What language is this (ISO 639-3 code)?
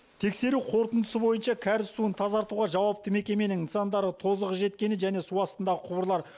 kaz